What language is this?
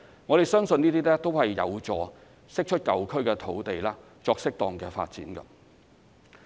Cantonese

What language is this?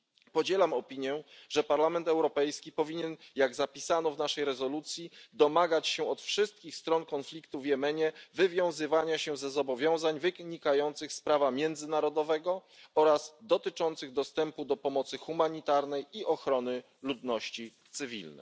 Polish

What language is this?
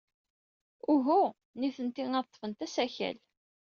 Kabyle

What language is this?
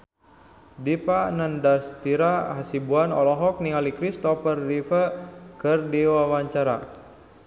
Sundanese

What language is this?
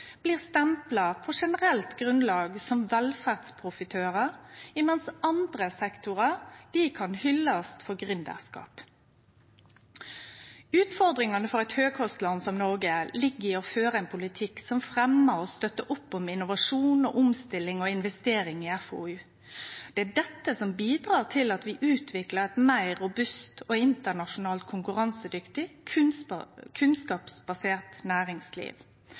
Norwegian Nynorsk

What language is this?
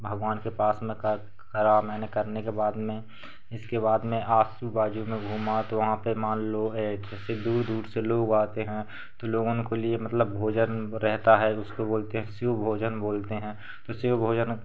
Hindi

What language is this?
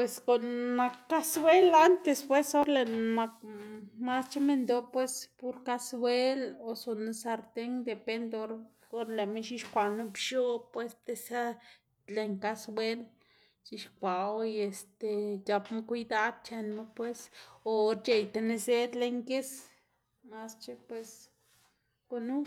Xanaguía Zapotec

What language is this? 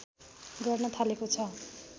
Nepali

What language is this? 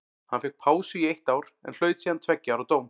Icelandic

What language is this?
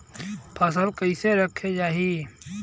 Bhojpuri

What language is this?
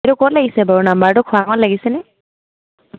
Assamese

